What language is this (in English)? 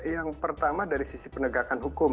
Indonesian